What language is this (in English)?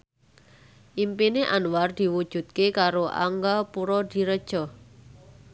Javanese